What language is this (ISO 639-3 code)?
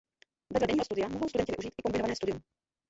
ces